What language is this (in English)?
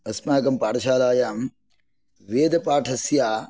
Sanskrit